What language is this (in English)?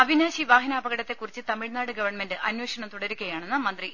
Malayalam